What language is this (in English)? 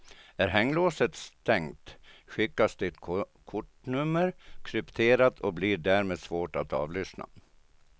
Swedish